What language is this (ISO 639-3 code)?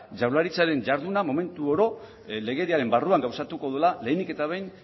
eus